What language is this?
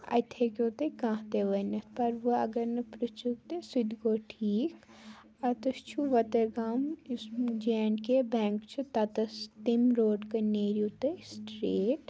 Kashmiri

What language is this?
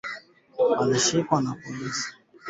Swahili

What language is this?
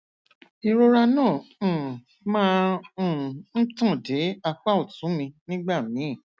Yoruba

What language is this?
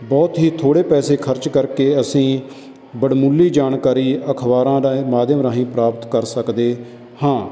Punjabi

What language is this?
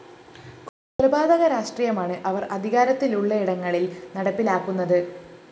Malayalam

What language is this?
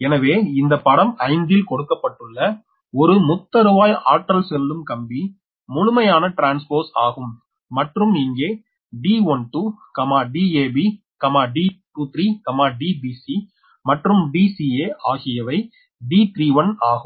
Tamil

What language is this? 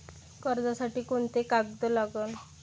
Marathi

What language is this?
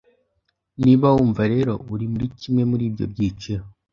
Kinyarwanda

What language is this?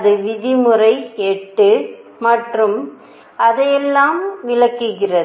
Tamil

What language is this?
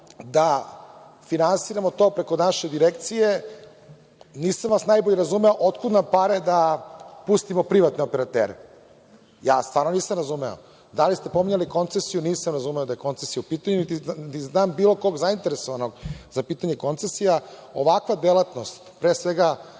Serbian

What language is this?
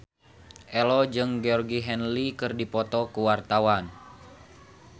Sundanese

